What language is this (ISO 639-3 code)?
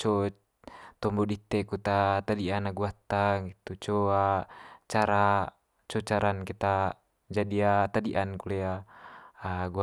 mqy